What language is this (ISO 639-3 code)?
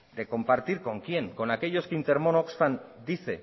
spa